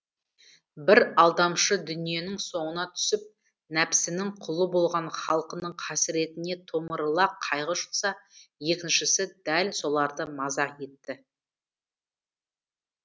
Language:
Kazakh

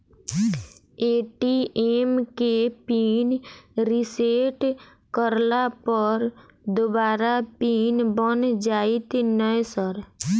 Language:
Maithili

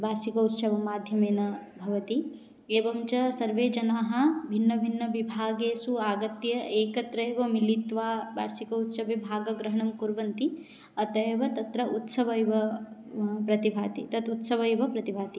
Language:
Sanskrit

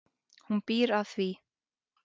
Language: Icelandic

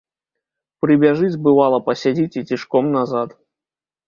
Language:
Belarusian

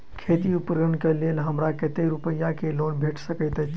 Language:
Maithili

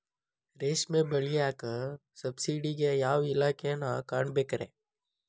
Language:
Kannada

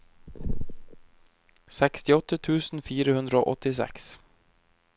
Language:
Norwegian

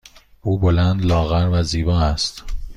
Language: Persian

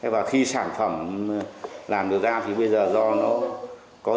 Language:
Vietnamese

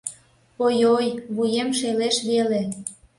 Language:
Mari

